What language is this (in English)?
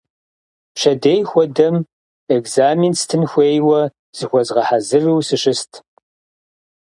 Kabardian